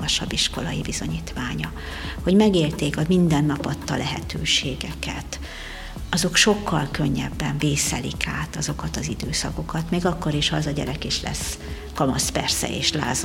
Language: Hungarian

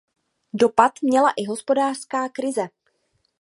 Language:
Czech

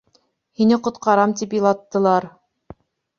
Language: Bashkir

